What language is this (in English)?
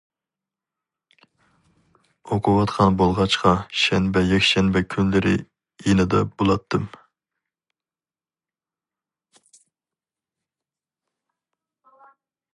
Uyghur